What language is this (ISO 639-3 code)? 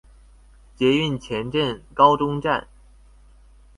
zho